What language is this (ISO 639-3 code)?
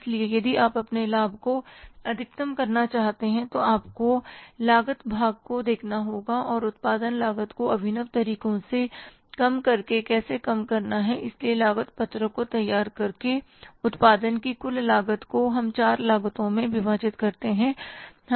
hin